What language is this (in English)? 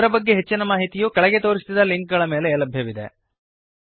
Kannada